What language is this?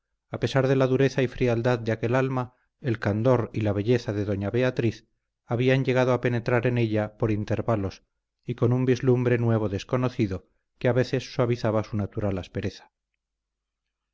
Spanish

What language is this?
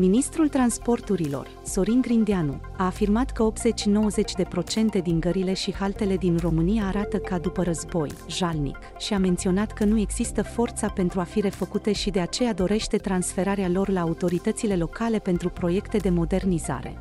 Romanian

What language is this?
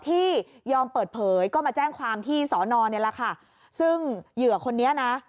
Thai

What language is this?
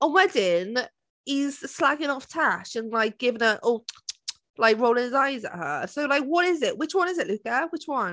Welsh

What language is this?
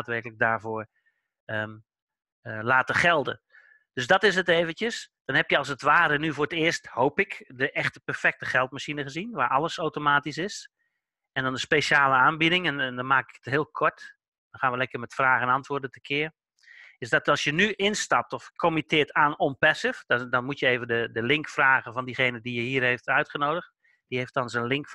Dutch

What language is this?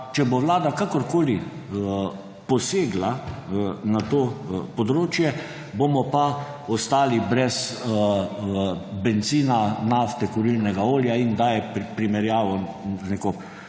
Slovenian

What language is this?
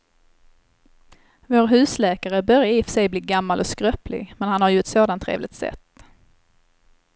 Swedish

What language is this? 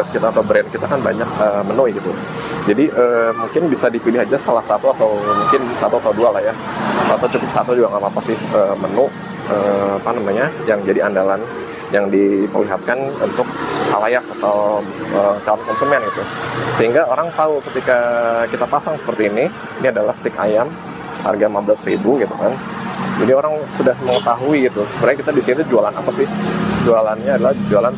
Indonesian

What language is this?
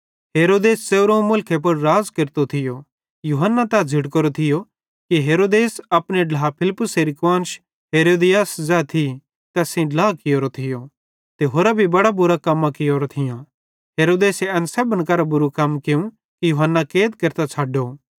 Bhadrawahi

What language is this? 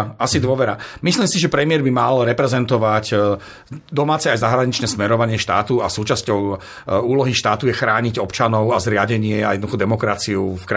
Slovak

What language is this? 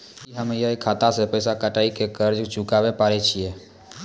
Maithili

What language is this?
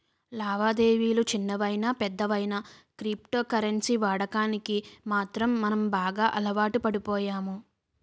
Telugu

